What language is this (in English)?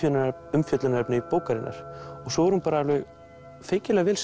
Icelandic